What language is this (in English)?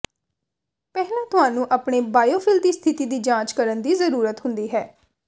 Punjabi